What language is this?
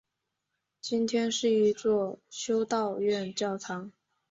Chinese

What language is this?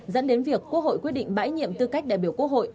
Vietnamese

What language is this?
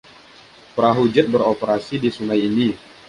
Indonesian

